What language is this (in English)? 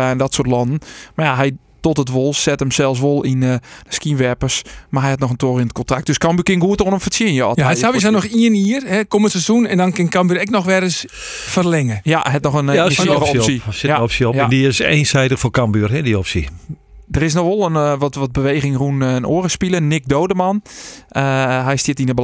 Dutch